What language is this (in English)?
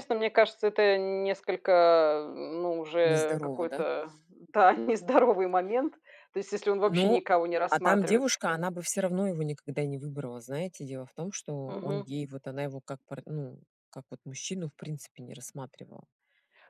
Russian